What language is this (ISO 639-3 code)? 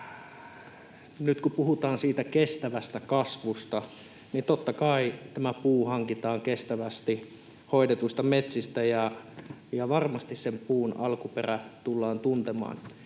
fin